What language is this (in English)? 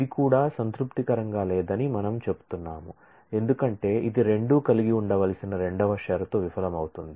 Telugu